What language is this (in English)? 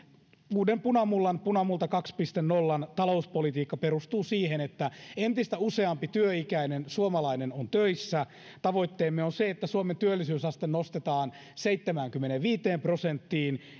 Finnish